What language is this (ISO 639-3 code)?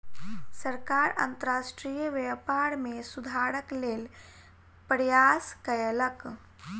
mai